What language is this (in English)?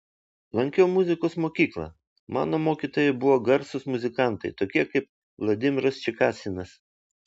Lithuanian